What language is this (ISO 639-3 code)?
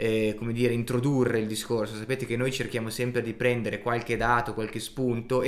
ita